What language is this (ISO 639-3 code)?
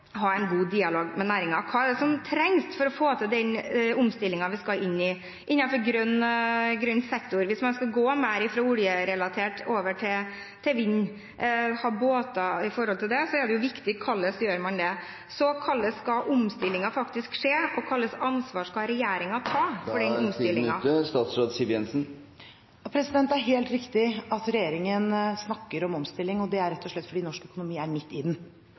nor